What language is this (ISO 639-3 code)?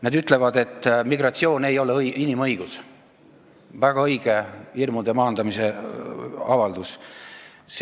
est